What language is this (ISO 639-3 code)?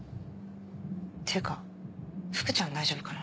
jpn